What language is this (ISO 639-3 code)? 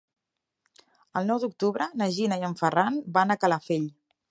cat